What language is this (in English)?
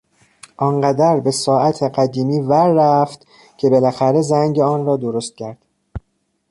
Persian